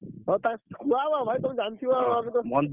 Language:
Odia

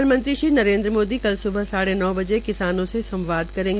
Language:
Hindi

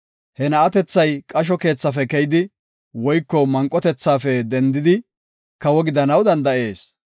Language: Gofa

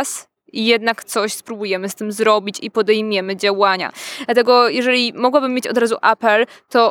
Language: Polish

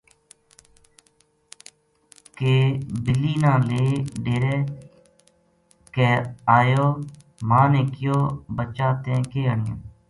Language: Gujari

